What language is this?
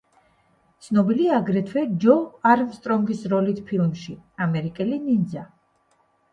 Georgian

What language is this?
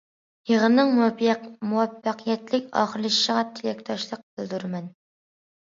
Uyghur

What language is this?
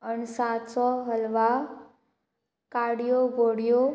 Konkani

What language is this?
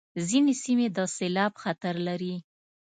Pashto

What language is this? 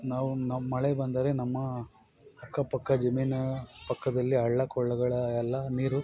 Kannada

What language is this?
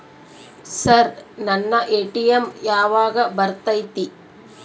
Kannada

